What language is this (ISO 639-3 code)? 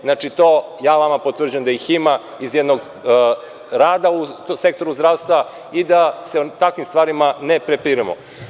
srp